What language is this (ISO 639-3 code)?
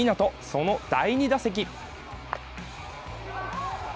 jpn